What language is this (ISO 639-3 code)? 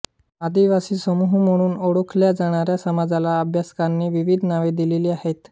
mar